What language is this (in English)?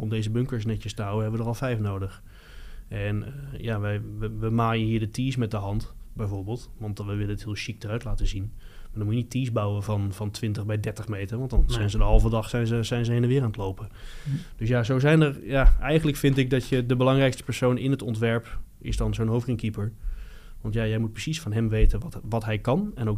Dutch